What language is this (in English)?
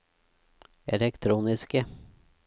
Norwegian